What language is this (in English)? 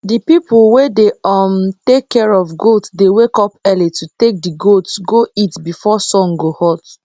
Nigerian Pidgin